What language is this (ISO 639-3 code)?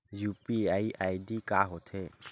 hne